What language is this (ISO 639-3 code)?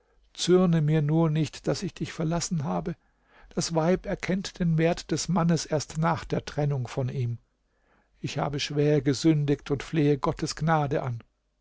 deu